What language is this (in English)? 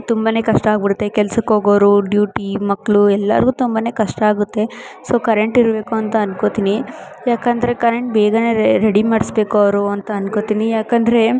Kannada